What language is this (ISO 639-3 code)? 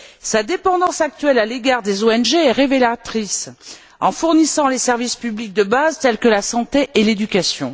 fra